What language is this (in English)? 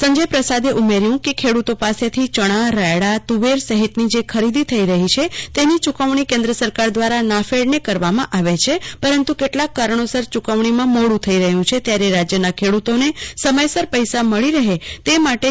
Gujarati